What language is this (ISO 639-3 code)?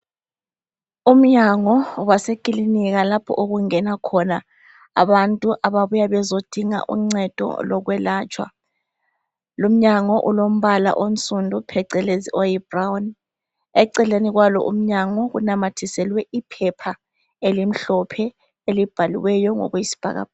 nde